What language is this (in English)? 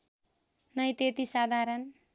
Nepali